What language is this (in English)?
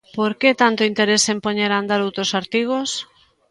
Galician